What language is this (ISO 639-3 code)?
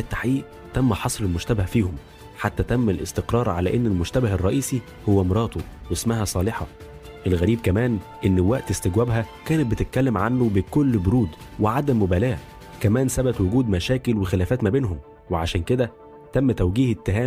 ara